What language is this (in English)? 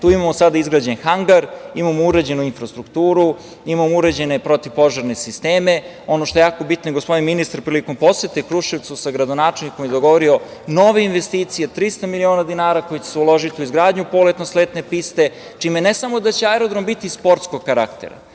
Serbian